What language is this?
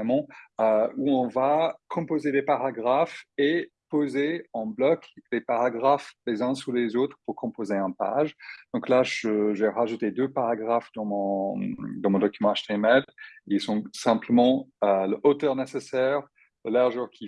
French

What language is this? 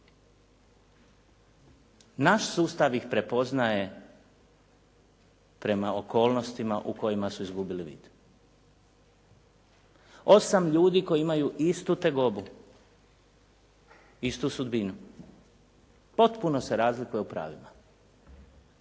Croatian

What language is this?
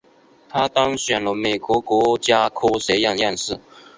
Chinese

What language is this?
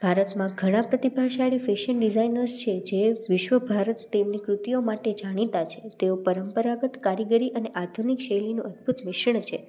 Gujarati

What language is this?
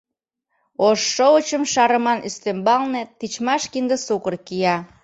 Mari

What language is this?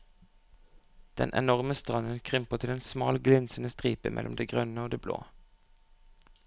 Norwegian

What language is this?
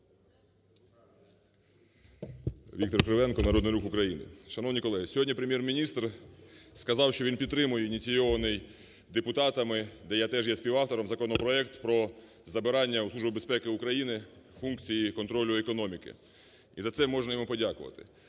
Ukrainian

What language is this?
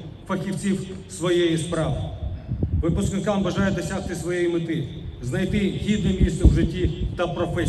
Ukrainian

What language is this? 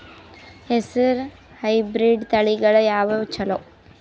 Kannada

